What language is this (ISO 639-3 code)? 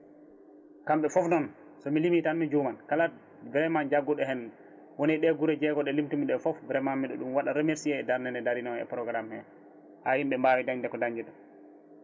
ful